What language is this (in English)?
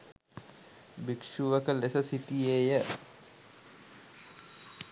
Sinhala